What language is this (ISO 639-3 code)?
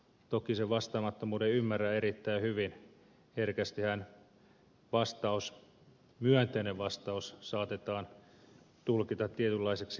fin